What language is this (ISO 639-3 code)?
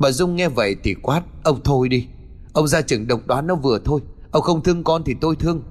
vie